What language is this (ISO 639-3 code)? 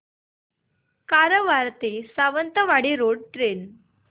mar